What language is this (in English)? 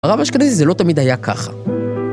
Hebrew